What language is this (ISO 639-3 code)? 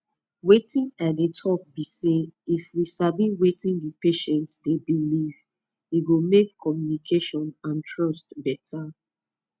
pcm